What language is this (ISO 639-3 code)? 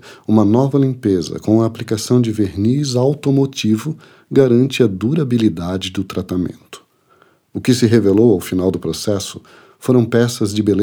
por